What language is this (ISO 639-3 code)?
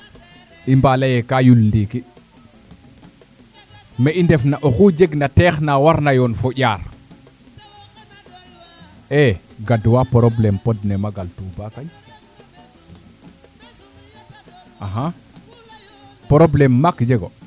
srr